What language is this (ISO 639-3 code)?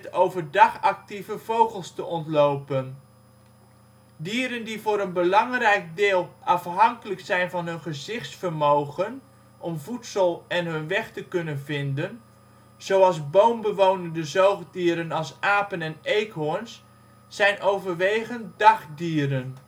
nld